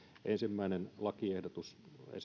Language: Finnish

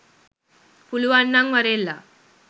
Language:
Sinhala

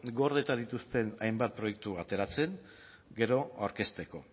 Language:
Basque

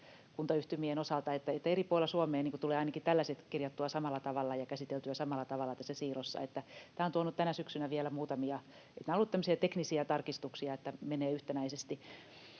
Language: Finnish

